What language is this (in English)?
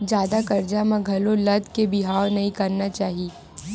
Chhattisgarhi